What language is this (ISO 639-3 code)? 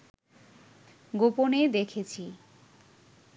ben